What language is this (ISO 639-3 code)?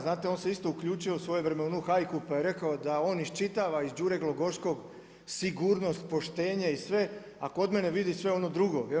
hrv